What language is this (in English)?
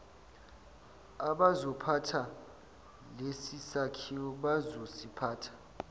Zulu